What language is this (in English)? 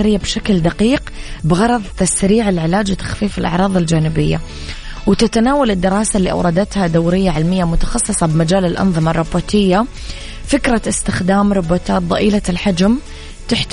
Arabic